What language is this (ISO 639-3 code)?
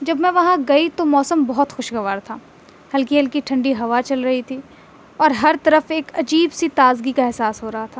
urd